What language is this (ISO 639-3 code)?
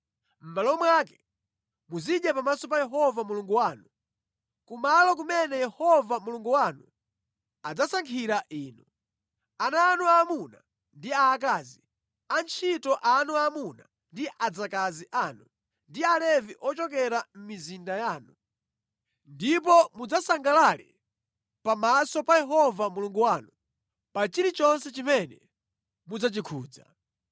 nya